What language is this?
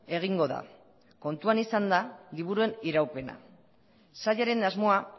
Basque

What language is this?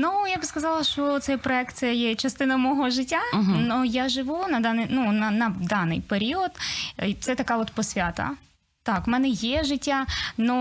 Ukrainian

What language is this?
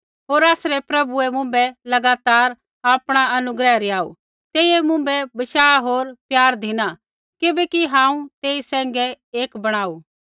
Kullu Pahari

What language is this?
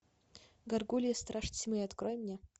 Russian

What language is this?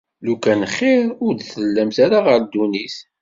Kabyle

